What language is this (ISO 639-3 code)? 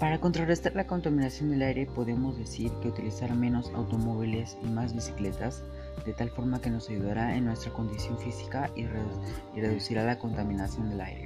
spa